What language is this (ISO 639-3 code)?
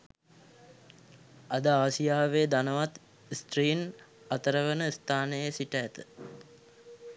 sin